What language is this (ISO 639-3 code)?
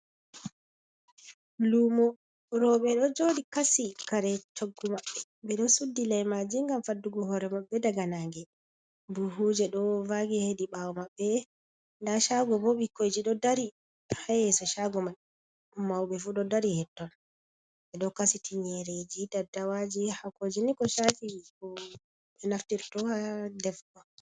ful